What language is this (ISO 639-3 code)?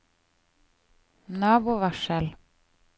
nor